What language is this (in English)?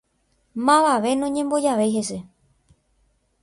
Guarani